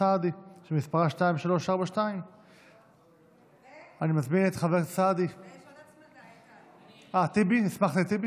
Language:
Hebrew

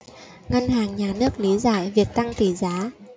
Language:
Vietnamese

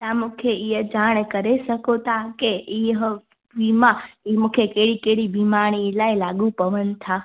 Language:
Sindhi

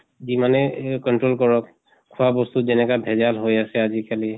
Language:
Assamese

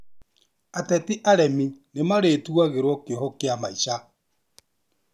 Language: Kikuyu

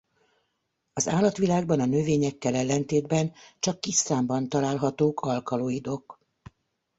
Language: Hungarian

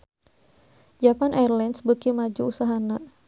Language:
Sundanese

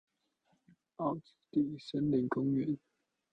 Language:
Chinese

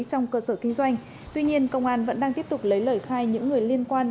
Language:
Vietnamese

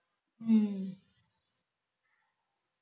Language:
Punjabi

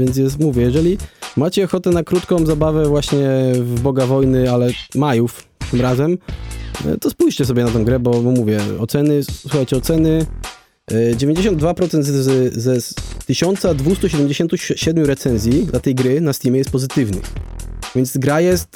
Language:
Polish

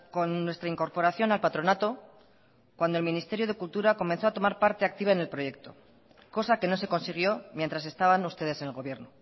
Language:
Spanish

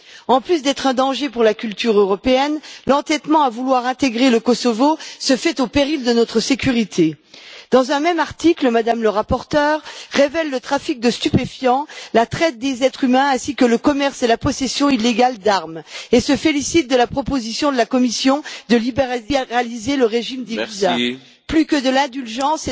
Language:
French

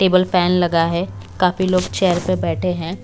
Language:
Hindi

